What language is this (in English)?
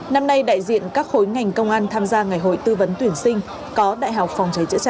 Vietnamese